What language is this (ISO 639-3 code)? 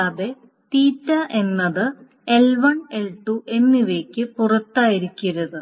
mal